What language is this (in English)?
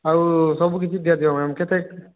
Odia